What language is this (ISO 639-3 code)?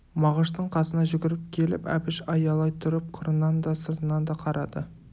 kaz